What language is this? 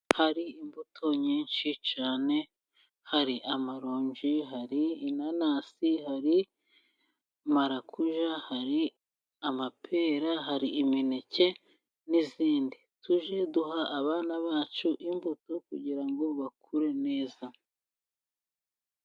Kinyarwanda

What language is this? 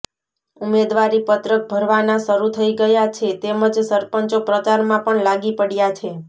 Gujarati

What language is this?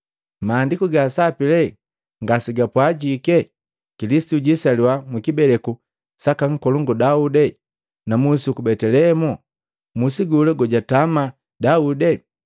Matengo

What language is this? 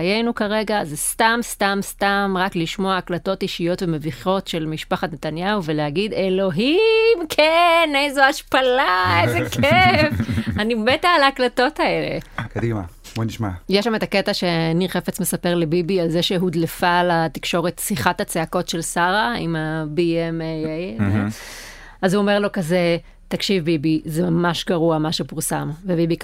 Hebrew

